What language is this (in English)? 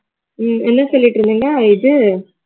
Tamil